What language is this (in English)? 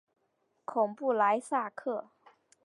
Chinese